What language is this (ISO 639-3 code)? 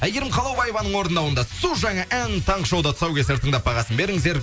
kaz